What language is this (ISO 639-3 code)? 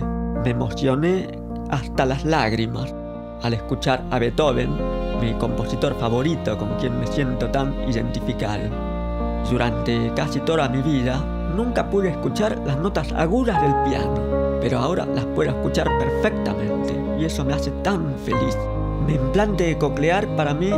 spa